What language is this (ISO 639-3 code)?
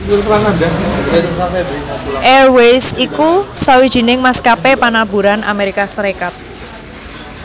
jav